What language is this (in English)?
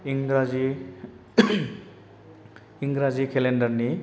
Bodo